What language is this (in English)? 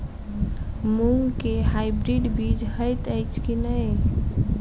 Maithili